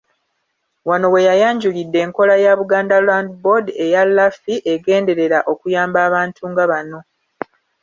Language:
Ganda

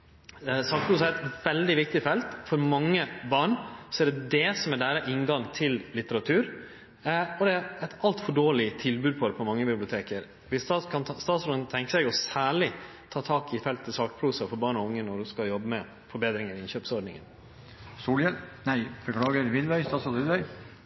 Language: Norwegian Nynorsk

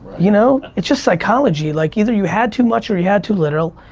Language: English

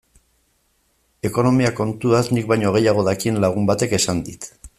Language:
Basque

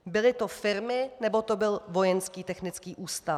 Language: Czech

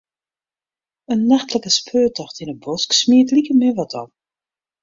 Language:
Western Frisian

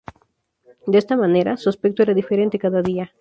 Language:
Spanish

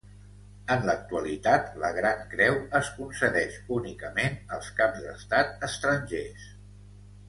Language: Catalan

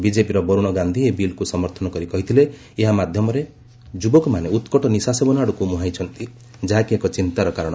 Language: Odia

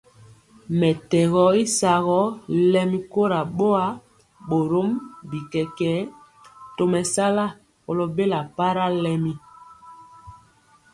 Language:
Mpiemo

